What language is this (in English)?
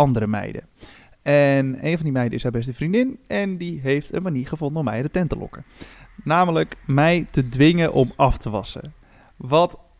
Dutch